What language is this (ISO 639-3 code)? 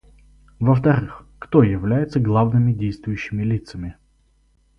rus